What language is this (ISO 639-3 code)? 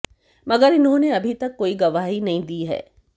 hin